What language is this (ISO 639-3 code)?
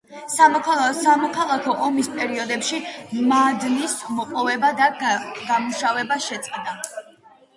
kat